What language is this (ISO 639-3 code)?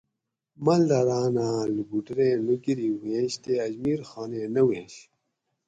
gwc